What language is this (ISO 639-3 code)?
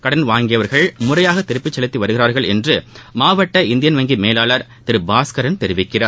tam